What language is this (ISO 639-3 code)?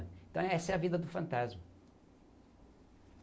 por